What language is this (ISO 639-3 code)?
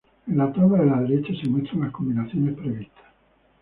spa